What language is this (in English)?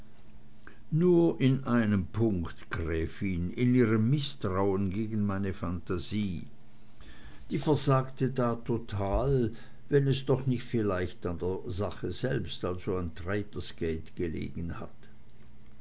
German